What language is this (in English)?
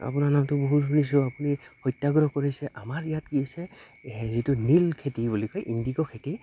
Assamese